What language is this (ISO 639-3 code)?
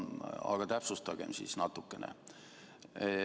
est